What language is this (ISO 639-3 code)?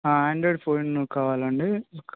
tel